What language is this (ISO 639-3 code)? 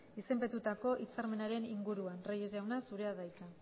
eus